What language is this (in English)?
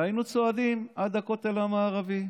Hebrew